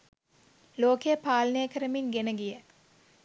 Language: Sinhala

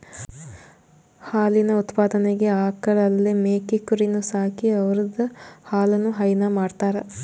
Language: Kannada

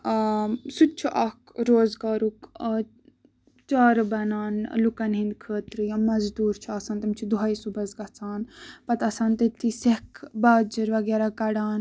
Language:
Kashmiri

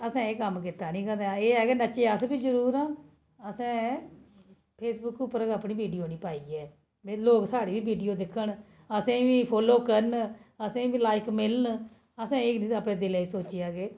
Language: Dogri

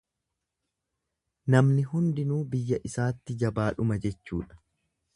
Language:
Oromo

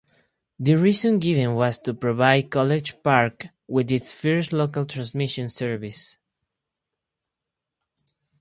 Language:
English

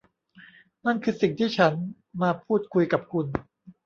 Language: Thai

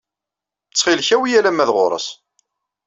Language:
Kabyle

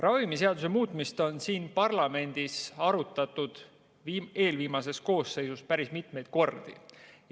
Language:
Estonian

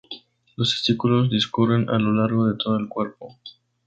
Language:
Spanish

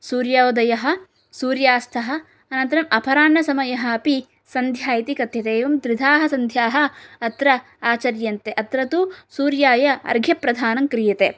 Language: Sanskrit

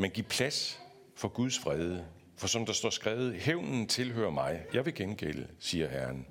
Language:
Danish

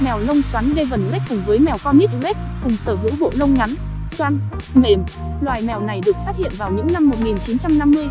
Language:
Vietnamese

